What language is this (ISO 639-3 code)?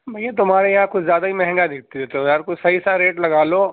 urd